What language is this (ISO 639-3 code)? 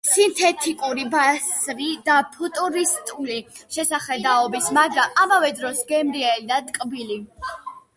kat